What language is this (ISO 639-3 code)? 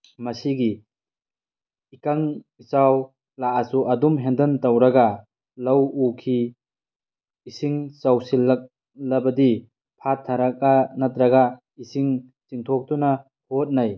mni